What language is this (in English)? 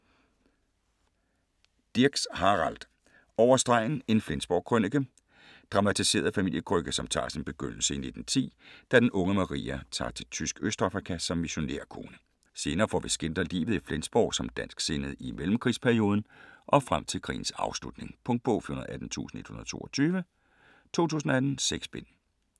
Danish